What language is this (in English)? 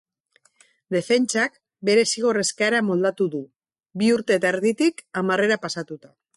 Basque